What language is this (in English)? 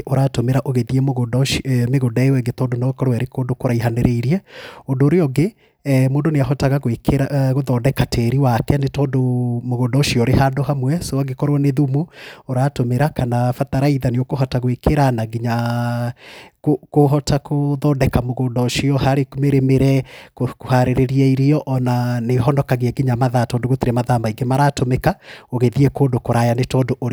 Kikuyu